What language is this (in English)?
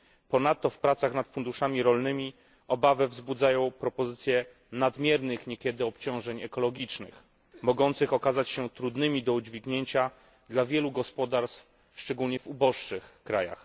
Polish